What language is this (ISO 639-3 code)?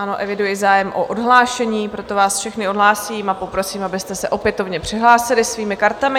ces